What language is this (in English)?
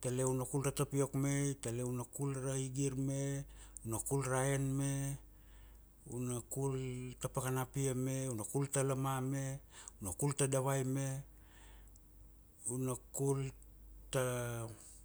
Kuanua